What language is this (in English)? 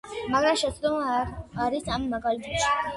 Georgian